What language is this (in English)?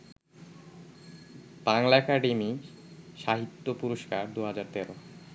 Bangla